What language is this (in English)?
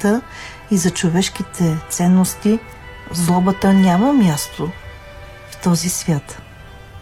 Bulgarian